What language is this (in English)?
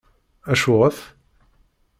Kabyle